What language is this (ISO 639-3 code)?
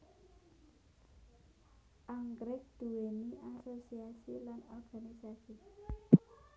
jav